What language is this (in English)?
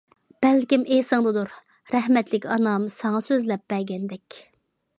Uyghur